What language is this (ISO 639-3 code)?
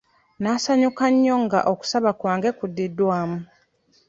lug